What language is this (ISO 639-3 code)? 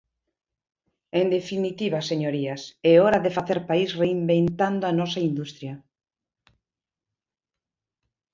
glg